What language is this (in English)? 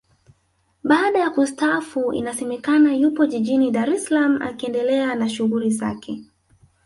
Swahili